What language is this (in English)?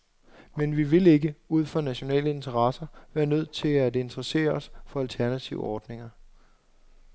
Danish